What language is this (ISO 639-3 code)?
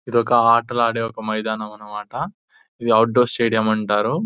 tel